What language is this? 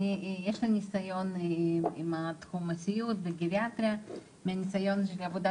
Hebrew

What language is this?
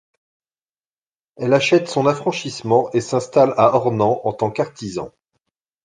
French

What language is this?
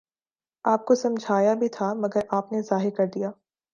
Urdu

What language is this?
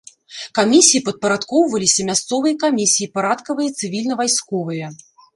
Belarusian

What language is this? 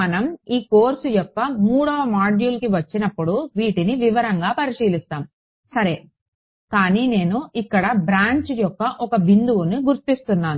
Telugu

